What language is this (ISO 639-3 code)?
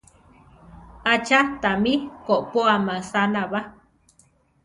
tar